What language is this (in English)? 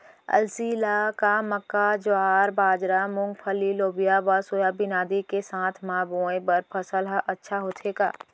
Chhattisgarhi